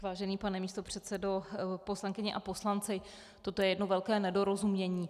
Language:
Czech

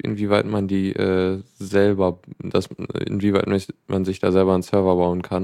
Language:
German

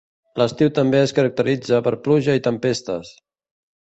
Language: Catalan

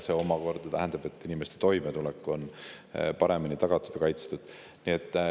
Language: Estonian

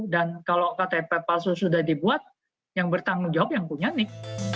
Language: Indonesian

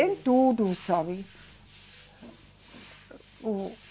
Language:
Portuguese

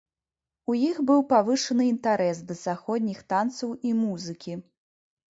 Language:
Belarusian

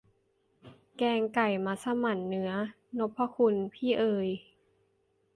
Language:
Thai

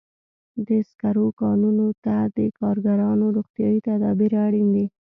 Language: Pashto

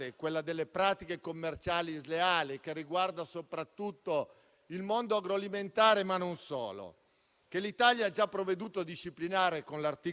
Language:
Italian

